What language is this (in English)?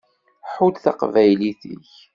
Kabyle